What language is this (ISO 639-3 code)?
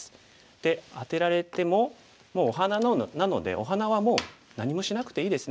jpn